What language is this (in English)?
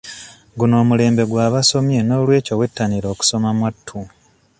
Ganda